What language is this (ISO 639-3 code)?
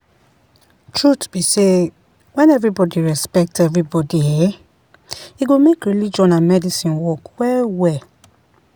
pcm